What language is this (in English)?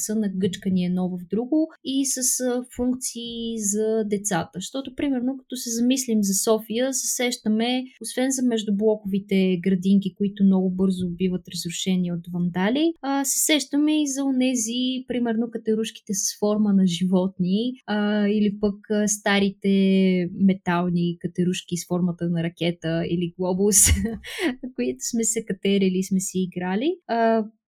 Bulgarian